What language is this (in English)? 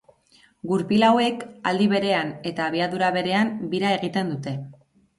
Basque